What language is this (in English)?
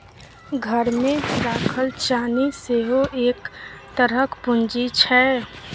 Maithili